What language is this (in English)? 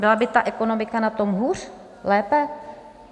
Czech